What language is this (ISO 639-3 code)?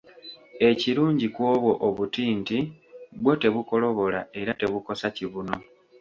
lug